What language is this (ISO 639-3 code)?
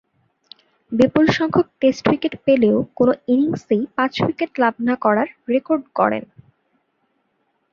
ben